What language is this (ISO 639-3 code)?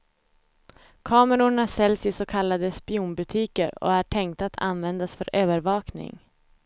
swe